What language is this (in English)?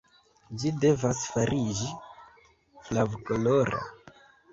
Esperanto